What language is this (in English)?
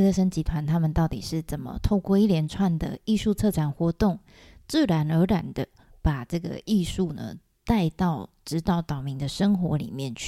Chinese